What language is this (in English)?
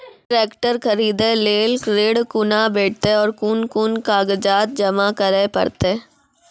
Maithili